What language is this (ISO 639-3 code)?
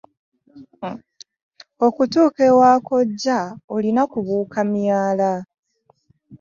lug